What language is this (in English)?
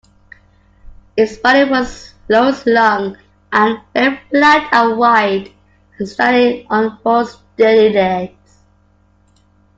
English